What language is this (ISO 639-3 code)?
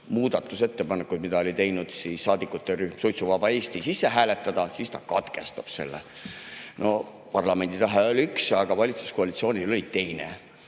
est